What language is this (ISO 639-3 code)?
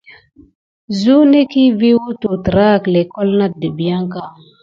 gid